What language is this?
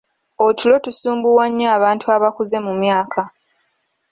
Ganda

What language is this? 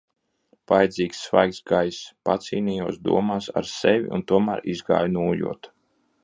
Latvian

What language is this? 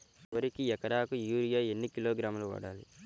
Telugu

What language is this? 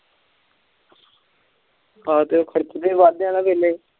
Punjabi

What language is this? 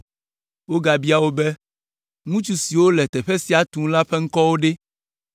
Ewe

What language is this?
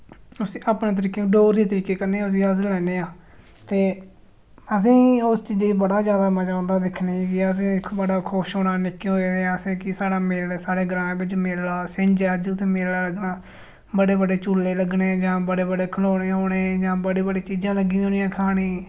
Dogri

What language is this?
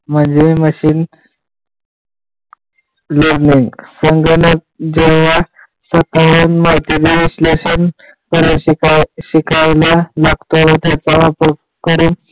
Marathi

